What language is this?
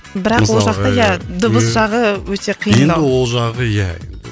Kazakh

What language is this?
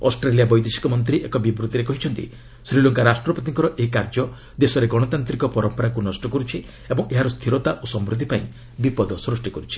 Odia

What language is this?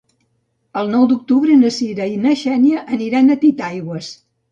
Catalan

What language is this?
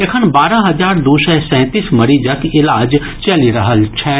Maithili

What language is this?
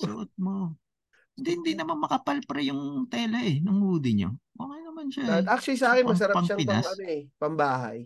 Filipino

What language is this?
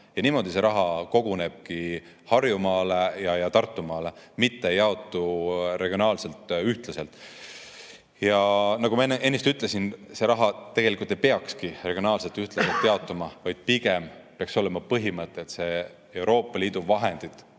Estonian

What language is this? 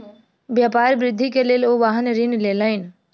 Maithili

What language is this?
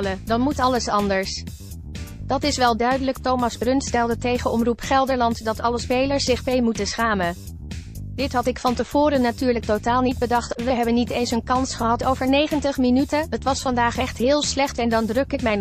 Dutch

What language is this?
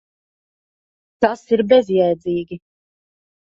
Latvian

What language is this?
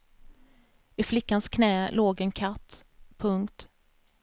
Swedish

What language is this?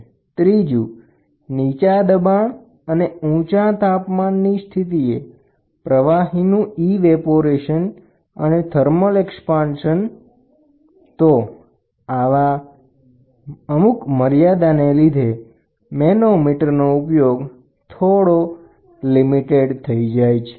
Gujarati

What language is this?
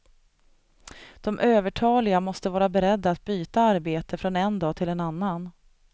Swedish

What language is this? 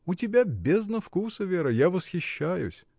Russian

